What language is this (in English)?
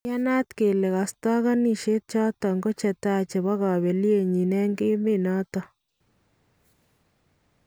Kalenjin